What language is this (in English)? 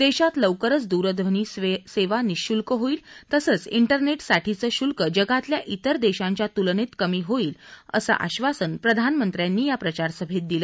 Marathi